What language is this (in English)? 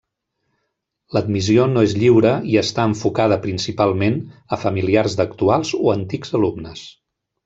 Catalan